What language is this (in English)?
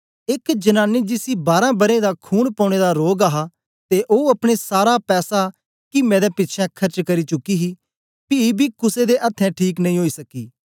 Dogri